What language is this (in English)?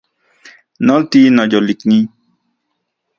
Central Puebla Nahuatl